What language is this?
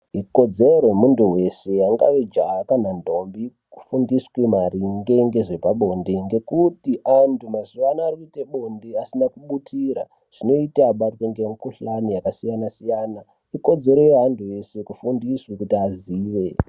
Ndau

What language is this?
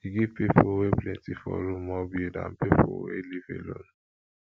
Nigerian Pidgin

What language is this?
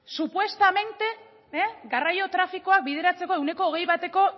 Basque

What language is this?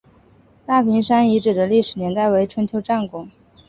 Chinese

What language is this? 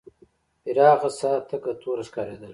Pashto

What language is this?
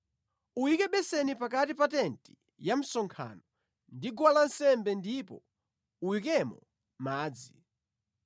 Nyanja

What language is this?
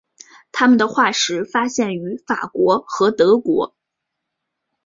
Chinese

